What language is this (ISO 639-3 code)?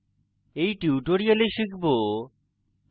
ben